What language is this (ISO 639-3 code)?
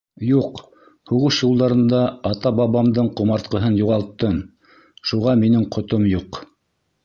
bak